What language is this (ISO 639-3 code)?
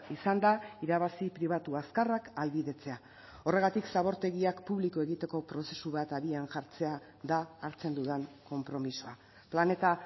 eus